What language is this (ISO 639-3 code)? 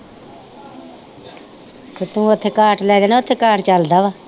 pan